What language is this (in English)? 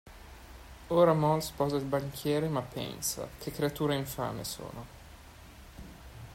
Italian